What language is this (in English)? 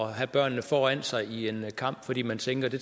Danish